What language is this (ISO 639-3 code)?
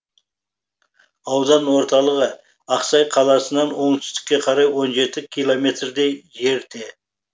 kaz